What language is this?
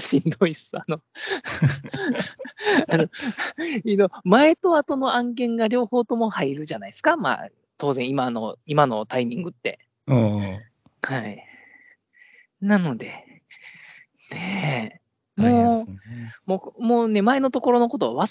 Japanese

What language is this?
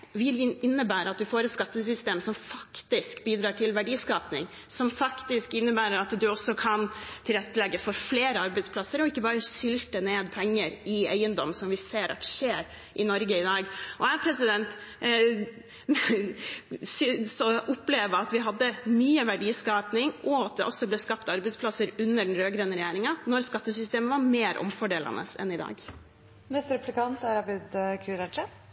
Norwegian Bokmål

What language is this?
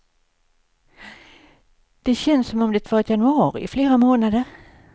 Swedish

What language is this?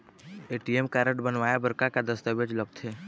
Chhattisgarhi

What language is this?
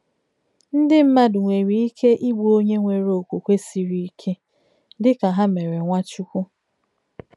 Igbo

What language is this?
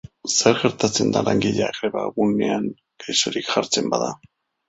Basque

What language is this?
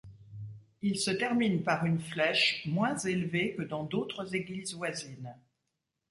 French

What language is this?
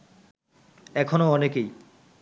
Bangla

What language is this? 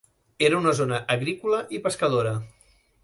Catalan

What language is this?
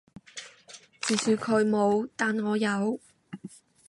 Cantonese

